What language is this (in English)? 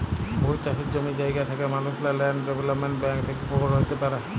Bangla